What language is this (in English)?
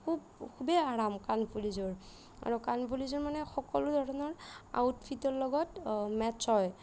Assamese